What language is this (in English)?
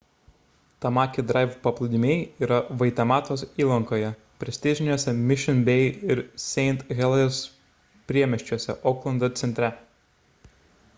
Lithuanian